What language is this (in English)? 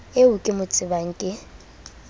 Southern Sotho